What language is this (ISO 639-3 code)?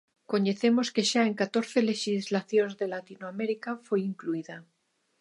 glg